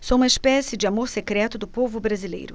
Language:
Portuguese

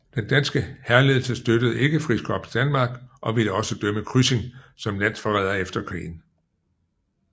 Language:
Danish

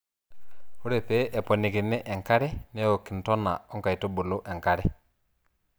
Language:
Masai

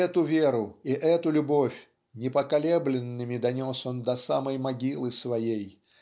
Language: Russian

